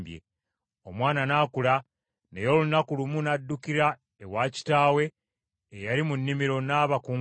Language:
Ganda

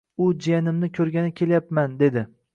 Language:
Uzbek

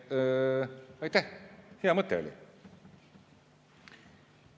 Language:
Estonian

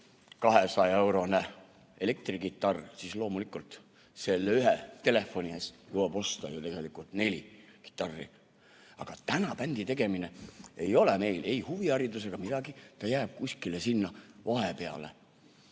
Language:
Estonian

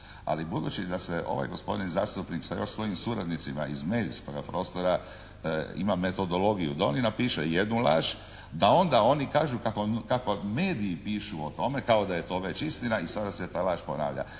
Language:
Croatian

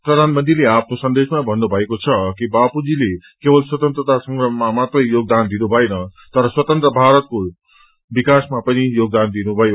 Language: Nepali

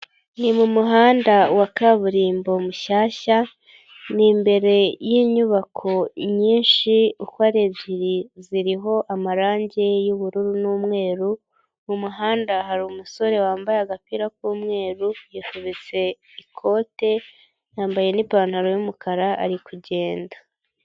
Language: Kinyarwanda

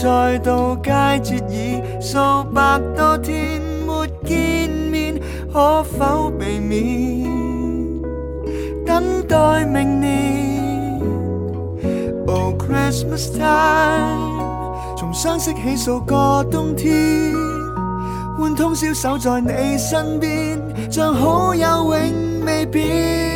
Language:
Chinese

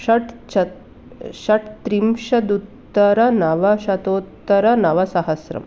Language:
Sanskrit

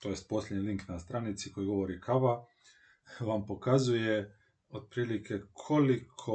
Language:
Croatian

